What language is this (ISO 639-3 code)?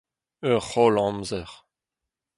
bre